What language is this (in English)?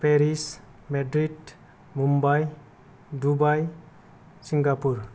Bodo